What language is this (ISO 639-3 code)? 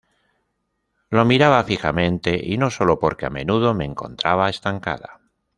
spa